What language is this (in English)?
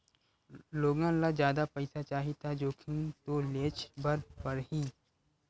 Chhattisgarhi